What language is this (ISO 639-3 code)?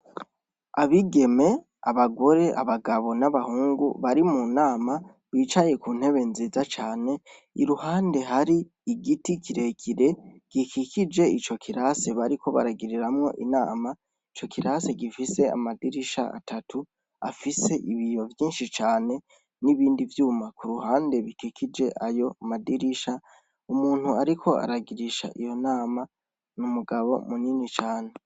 run